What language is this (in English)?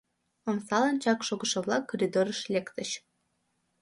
Mari